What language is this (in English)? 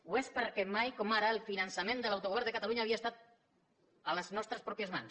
Catalan